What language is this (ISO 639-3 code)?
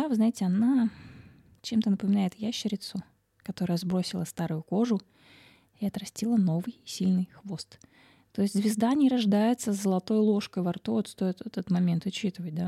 rus